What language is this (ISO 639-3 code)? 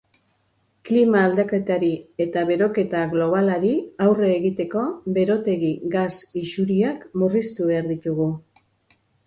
eus